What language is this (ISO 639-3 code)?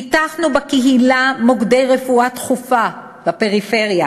heb